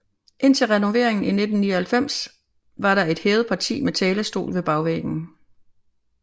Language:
Danish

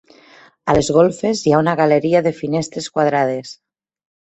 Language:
Catalan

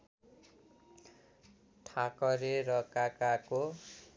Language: Nepali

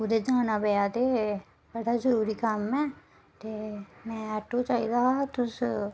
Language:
Dogri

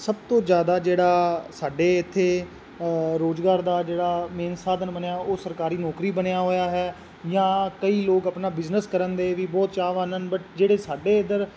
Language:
Punjabi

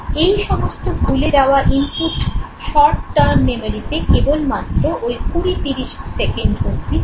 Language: Bangla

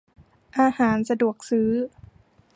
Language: Thai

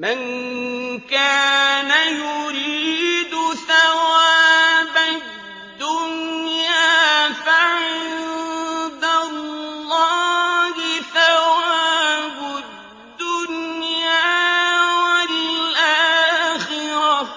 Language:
Arabic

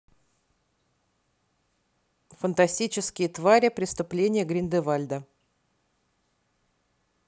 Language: Russian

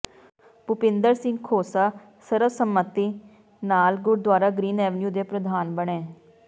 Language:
Punjabi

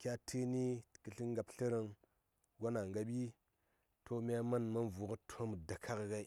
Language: Saya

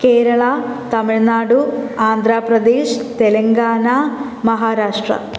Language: Malayalam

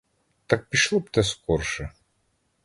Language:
Ukrainian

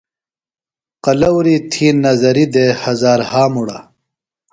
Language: Phalura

